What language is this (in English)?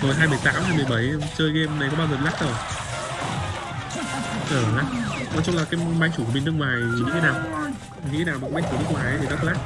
Vietnamese